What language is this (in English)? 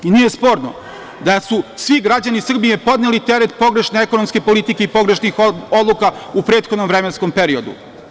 Serbian